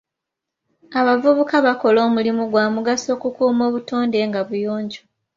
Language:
Ganda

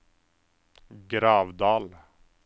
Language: Norwegian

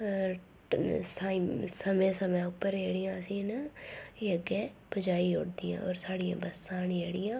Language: Dogri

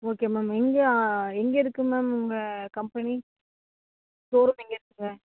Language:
Tamil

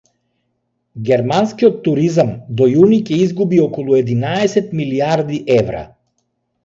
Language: Macedonian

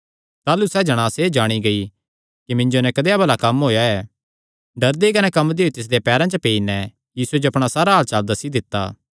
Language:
Kangri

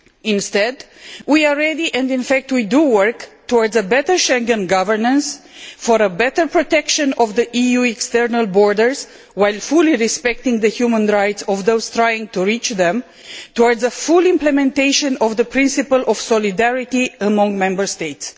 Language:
English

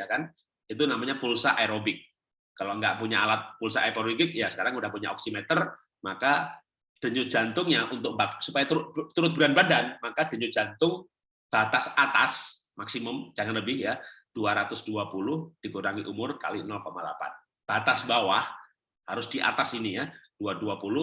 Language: Indonesian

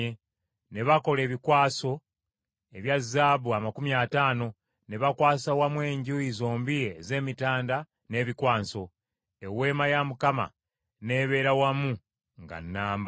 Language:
Ganda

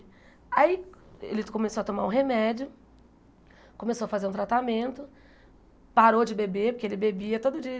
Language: Portuguese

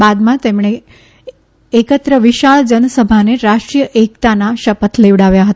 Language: Gujarati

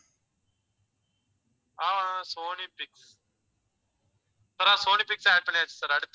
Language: Tamil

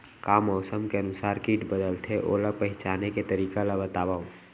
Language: Chhattisgarhi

